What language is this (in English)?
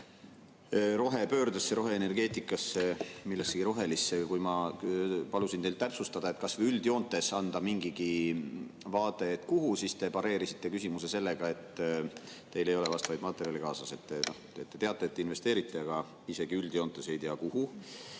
Estonian